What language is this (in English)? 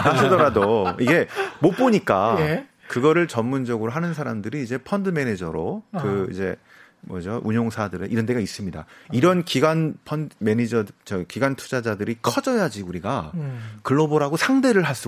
Korean